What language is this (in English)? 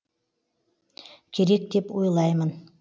Kazakh